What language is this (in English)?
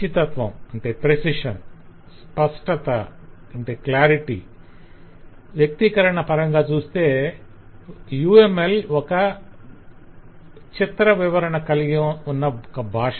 Telugu